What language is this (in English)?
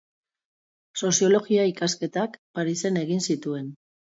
Basque